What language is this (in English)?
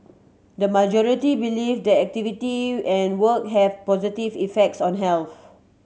English